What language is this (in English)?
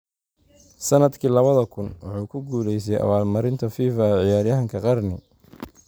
Somali